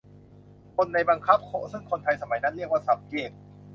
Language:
Thai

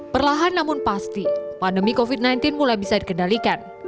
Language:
Indonesian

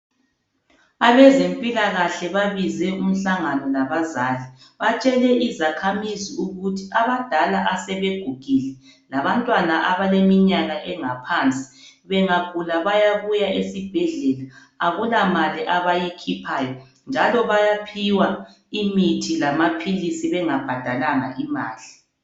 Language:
North Ndebele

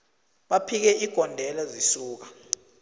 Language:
South Ndebele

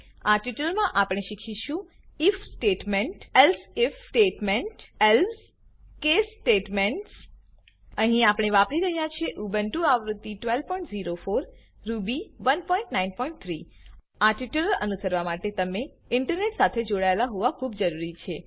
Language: Gujarati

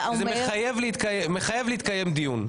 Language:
Hebrew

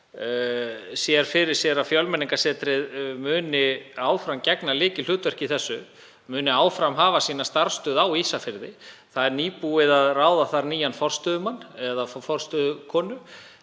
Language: Icelandic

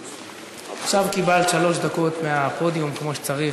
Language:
Hebrew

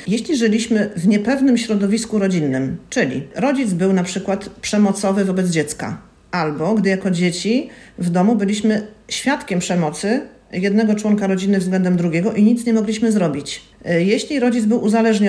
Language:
Polish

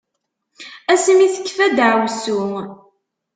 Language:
Kabyle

